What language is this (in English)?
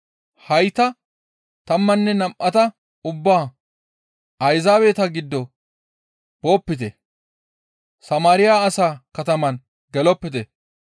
Gamo